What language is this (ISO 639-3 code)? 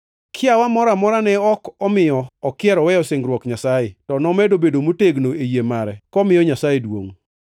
luo